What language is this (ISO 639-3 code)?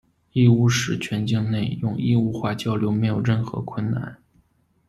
zho